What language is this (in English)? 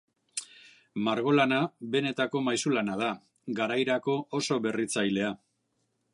Basque